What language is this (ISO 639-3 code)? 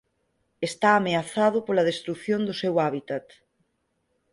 glg